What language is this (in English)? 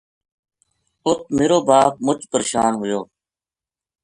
Gujari